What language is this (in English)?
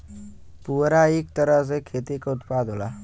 Bhojpuri